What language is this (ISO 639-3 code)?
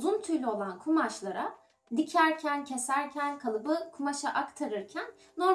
tur